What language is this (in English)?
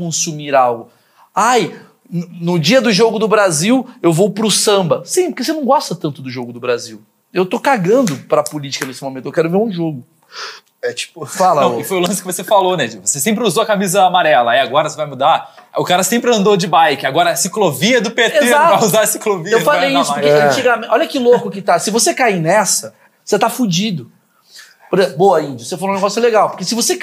Portuguese